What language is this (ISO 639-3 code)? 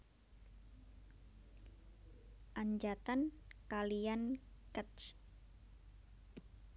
jav